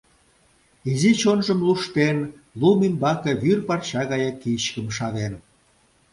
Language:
Mari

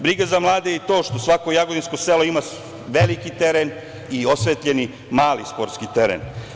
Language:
Serbian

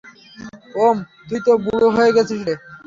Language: Bangla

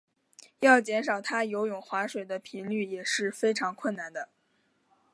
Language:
Chinese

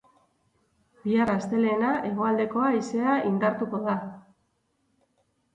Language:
Basque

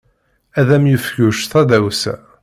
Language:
Kabyle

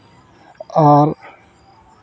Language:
Santali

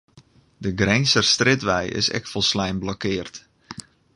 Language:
Western Frisian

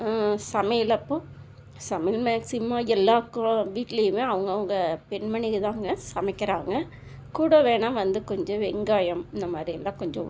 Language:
Tamil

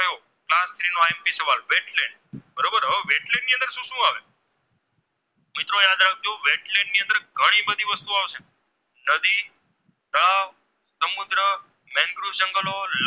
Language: Gujarati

